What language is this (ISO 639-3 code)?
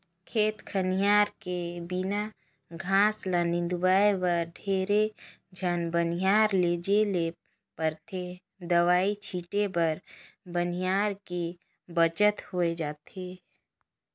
hne